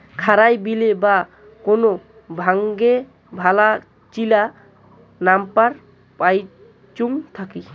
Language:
Bangla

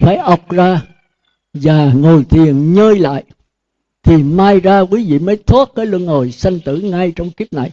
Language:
Vietnamese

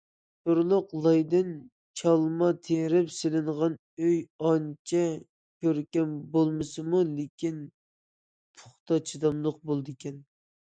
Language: Uyghur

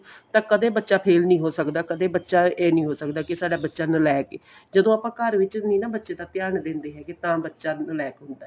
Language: Punjabi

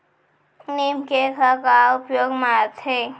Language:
Chhattisgarhi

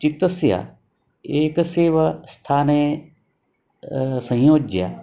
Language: Sanskrit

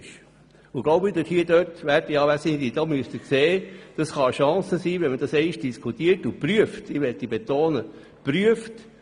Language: Swiss German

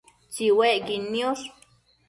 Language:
Matsés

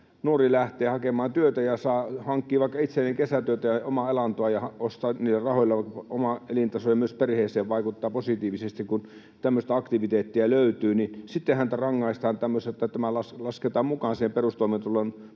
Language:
Finnish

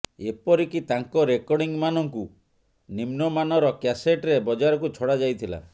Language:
Odia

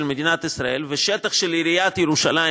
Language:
Hebrew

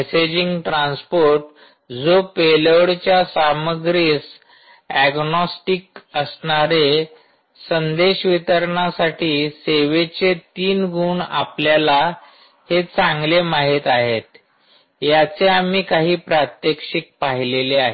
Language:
Marathi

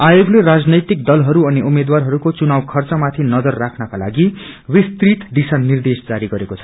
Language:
Nepali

